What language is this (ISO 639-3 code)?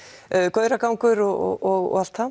isl